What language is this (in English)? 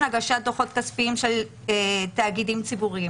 Hebrew